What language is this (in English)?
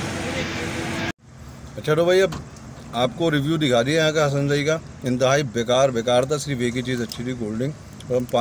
Hindi